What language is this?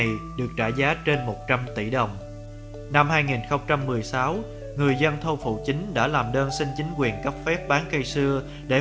Vietnamese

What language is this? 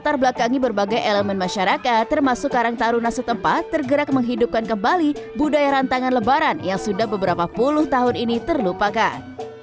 Indonesian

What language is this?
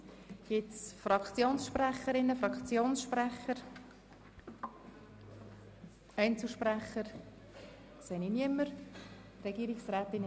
Swiss German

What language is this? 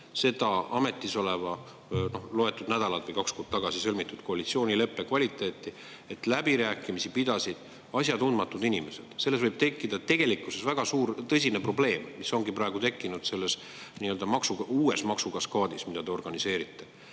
Estonian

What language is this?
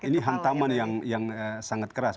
Indonesian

